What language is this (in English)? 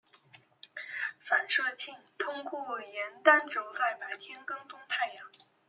Chinese